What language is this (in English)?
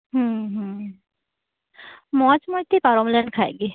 Santali